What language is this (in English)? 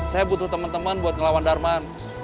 Indonesian